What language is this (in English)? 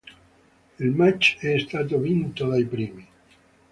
Italian